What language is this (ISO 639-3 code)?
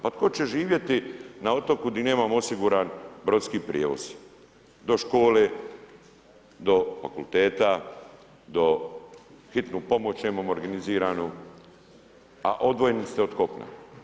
hrv